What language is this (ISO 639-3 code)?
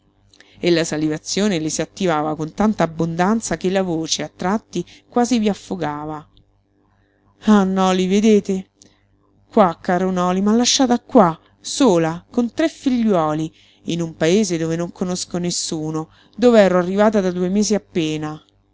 ita